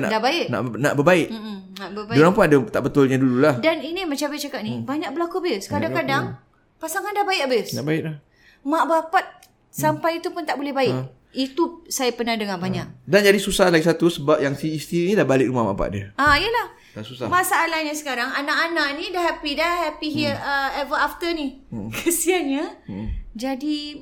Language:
Malay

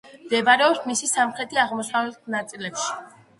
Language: Georgian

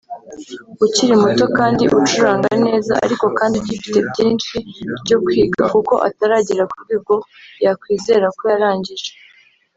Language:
Kinyarwanda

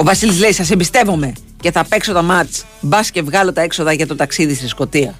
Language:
Greek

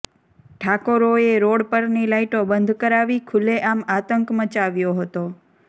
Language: Gujarati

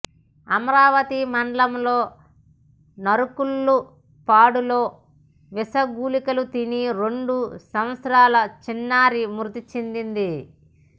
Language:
Telugu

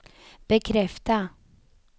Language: Swedish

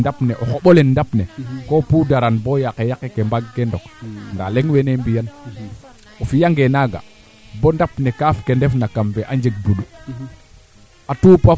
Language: Serer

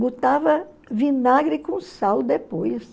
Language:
Portuguese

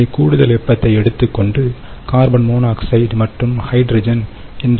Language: Tamil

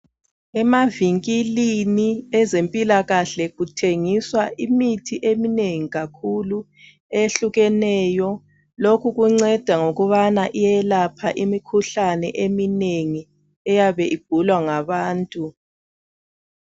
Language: North Ndebele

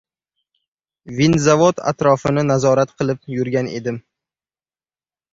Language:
Uzbek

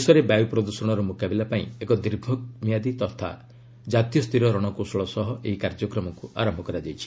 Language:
Odia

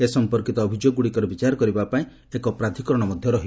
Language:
Odia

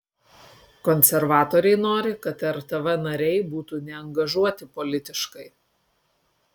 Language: Lithuanian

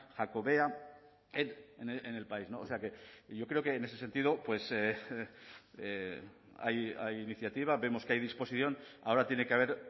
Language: Spanish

